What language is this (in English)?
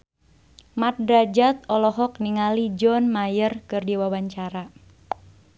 Sundanese